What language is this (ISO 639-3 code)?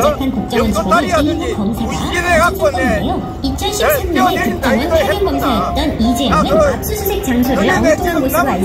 kor